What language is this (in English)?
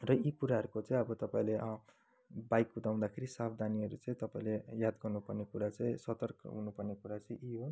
Nepali